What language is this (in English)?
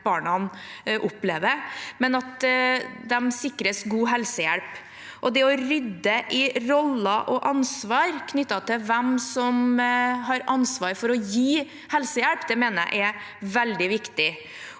Norwegian